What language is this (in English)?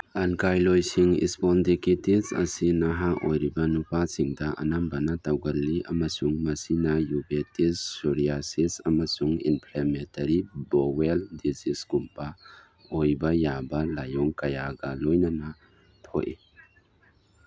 Manipuri